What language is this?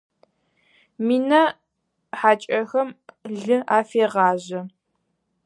Adyghe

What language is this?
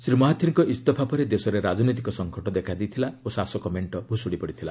Odia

